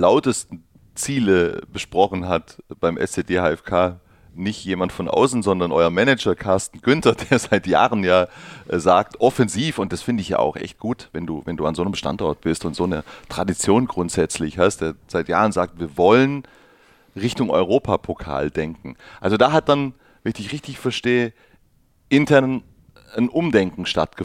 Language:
German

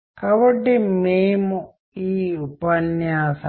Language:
Telugu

